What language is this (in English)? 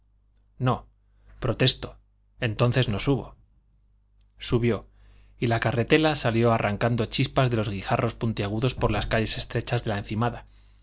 Spanish